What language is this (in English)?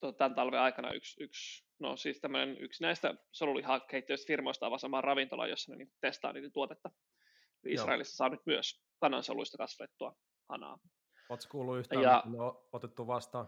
Finnish